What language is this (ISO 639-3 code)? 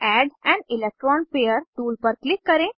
hin